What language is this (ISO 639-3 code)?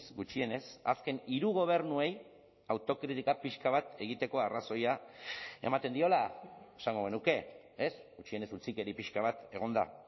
eus